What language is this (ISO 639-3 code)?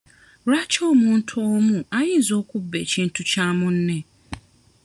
lug